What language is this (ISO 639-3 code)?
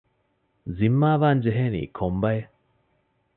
div